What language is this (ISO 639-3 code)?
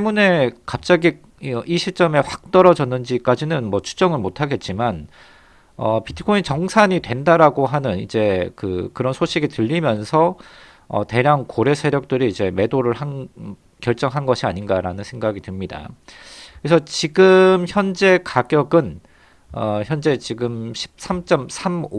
kor